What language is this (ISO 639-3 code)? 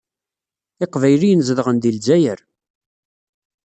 kab